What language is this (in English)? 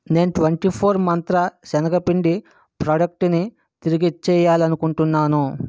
Telugu